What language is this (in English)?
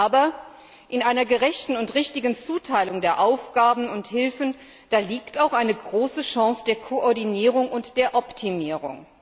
German